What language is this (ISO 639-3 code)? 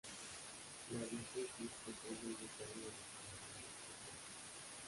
spa